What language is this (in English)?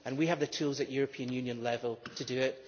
English